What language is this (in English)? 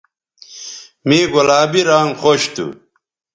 Bateri